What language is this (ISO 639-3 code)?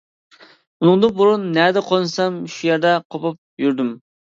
uig